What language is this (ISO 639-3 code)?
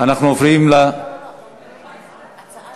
heb